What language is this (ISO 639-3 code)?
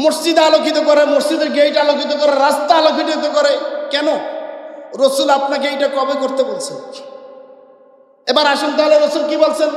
ind